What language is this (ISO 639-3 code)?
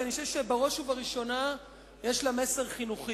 heb